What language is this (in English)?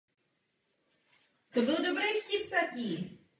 Czech